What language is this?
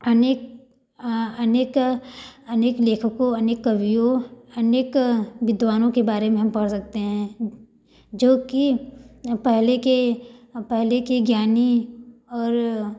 Hindi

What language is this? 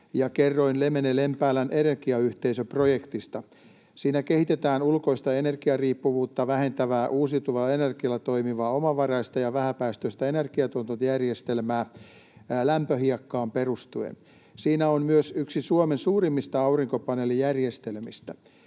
Finnish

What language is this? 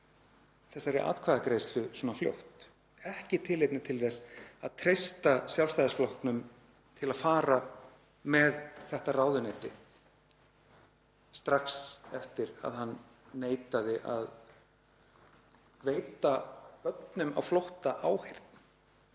Icelandic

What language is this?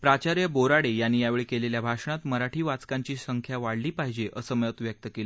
Marathi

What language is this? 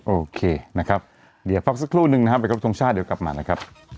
Thai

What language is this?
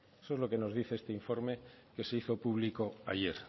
Spanish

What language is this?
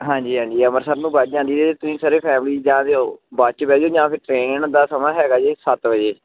Punjabi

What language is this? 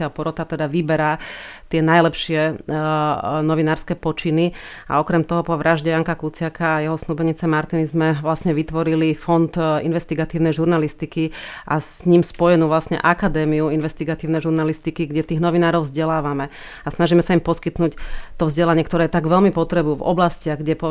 Slovak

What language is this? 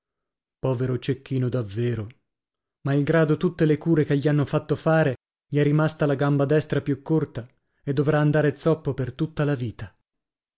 Italian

